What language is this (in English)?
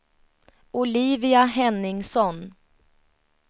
Swedish